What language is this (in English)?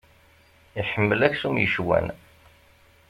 Kabyle